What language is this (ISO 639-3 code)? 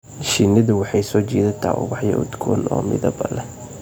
som